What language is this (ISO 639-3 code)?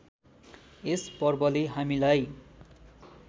nep